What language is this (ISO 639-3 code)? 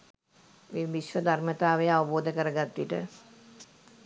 sin